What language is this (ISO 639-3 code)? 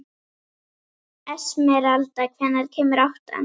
isl